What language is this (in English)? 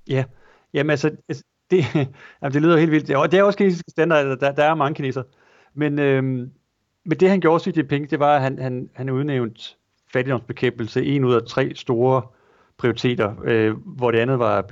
Danish